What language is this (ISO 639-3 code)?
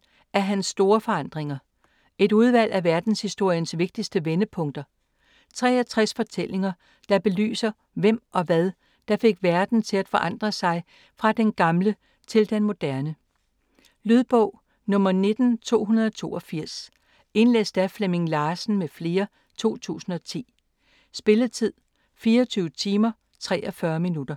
dan